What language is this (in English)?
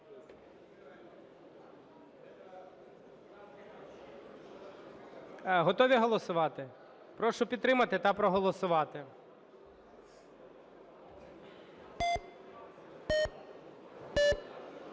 Ukrainian